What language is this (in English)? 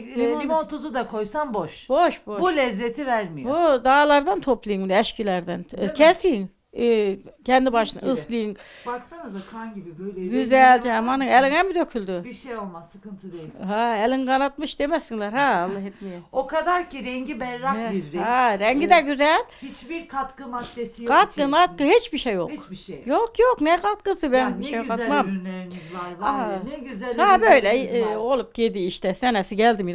Turkish